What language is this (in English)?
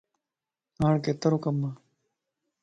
Lasi